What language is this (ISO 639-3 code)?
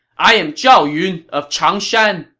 eng